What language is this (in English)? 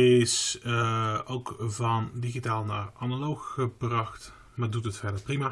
Dutch